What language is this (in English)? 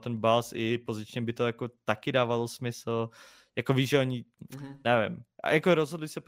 Czech